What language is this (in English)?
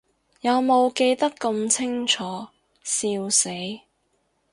Cantonese